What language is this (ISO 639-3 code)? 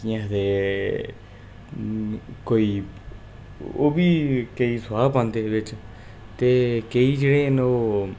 doi